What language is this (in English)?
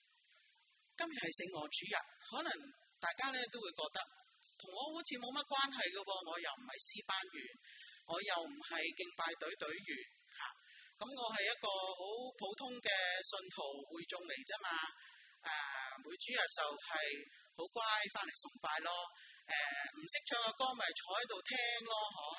Chinese